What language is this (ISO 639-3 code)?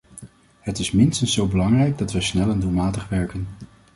nld